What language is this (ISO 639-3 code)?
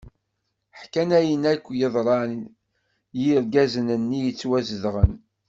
kab